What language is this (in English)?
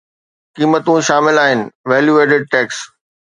Sindhi